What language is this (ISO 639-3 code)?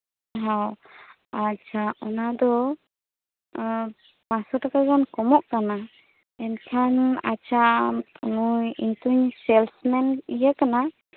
sat